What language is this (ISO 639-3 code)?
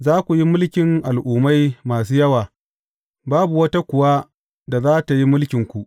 hau